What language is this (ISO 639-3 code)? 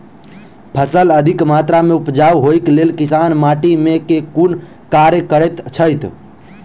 mai